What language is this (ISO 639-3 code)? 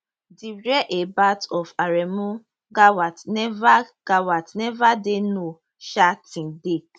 pcm